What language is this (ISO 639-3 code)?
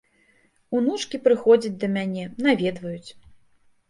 bel